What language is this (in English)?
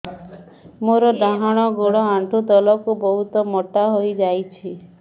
Odia